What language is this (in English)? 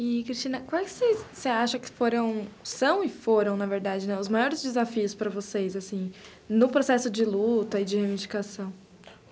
Portuguese